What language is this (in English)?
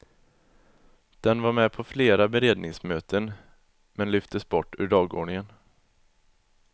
Swedish